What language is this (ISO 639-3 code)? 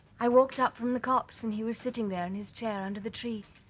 eng